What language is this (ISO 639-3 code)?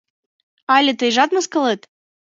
chm